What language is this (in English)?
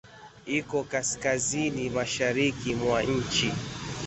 Swahili